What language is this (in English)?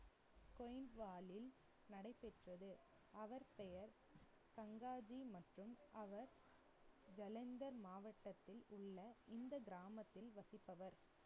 Tamil